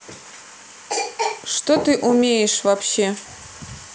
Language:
Russian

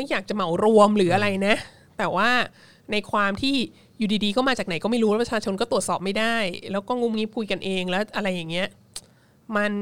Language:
Thai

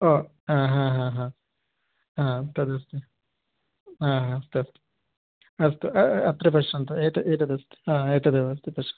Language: Sanskrit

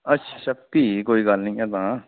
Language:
Dogri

